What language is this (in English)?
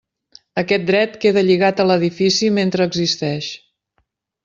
Catalan